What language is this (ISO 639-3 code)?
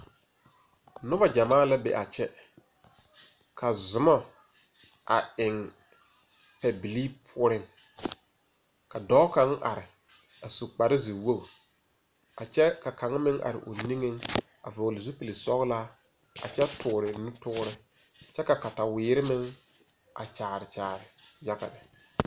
dga